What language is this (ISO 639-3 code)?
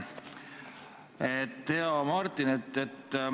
est